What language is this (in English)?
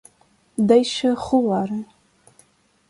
Portuguese